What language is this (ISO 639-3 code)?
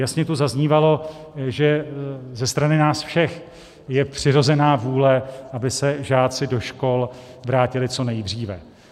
ces